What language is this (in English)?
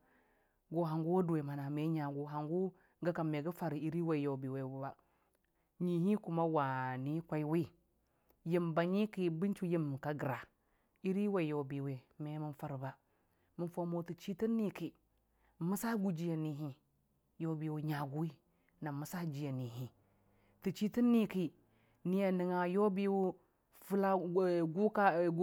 Dijim-Bwilim